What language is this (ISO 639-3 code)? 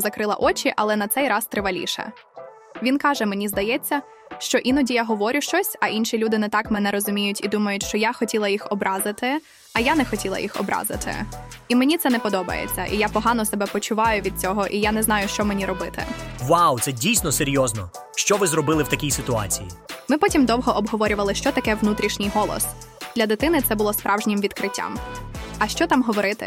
ukr